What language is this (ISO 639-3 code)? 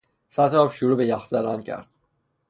fas